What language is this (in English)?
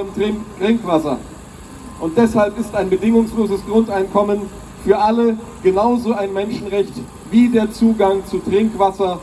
German